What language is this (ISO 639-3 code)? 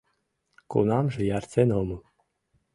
chm